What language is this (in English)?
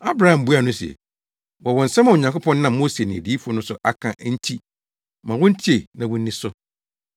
Akan